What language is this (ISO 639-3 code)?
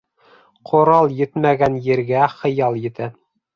bak